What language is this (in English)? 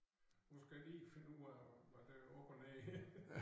Danish